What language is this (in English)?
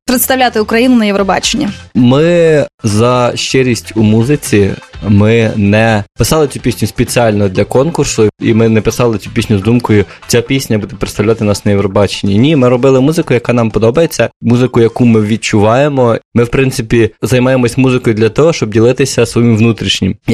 Ukrainian